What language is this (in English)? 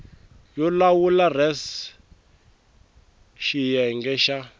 Tsonga